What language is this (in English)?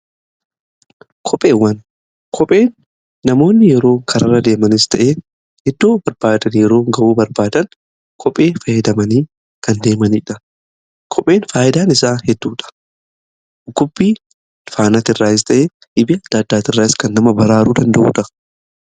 Oromo